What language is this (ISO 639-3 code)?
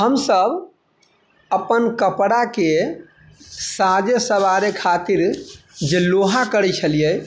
mai